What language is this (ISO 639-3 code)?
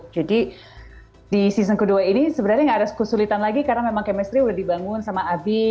ind